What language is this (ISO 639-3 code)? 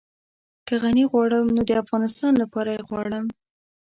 pus